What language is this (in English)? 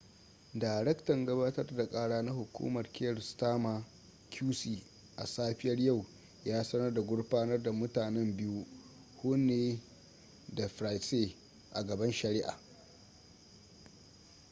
Hausa